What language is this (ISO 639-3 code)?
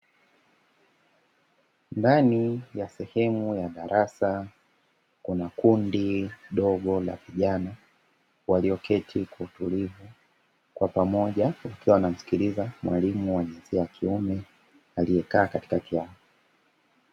swa